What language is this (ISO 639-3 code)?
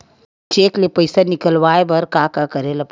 hne